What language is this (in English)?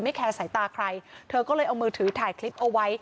Thai